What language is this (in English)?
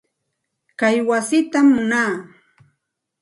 Santa Ana de Tusi Pasco Quechua